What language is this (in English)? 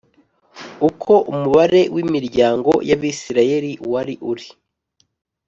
Kinyarwanda